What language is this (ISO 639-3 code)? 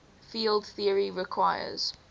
eng